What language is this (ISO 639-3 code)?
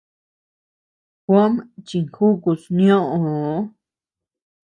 cux